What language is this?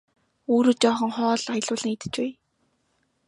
Mongolian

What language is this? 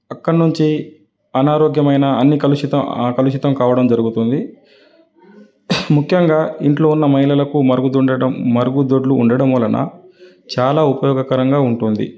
Telugu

